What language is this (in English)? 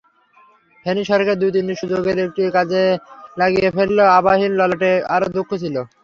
Bangla